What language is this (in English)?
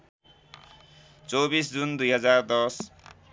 Nepali